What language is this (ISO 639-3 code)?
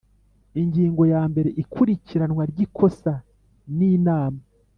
kin